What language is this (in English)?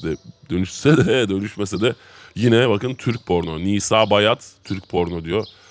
Turkish